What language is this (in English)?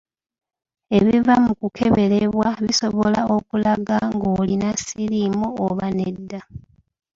Ganda